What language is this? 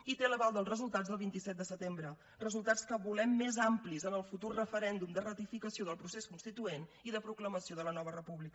Catalan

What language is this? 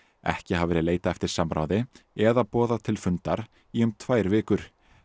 Icelandic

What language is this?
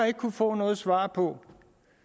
Danish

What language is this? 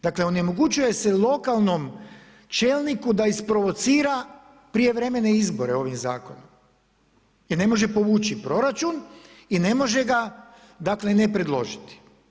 Croatian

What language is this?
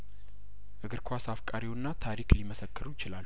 Amharic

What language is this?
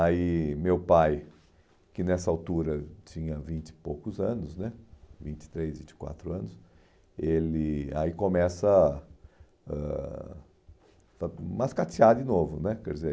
Portuguese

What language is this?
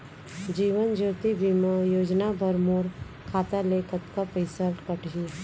Chhattisgarhi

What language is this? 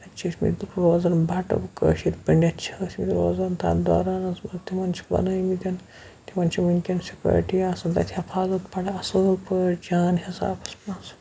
Kashmiri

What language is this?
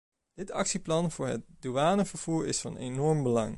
Dutch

